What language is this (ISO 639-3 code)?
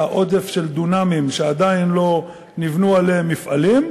heb